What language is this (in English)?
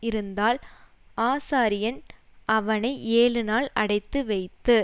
Tamil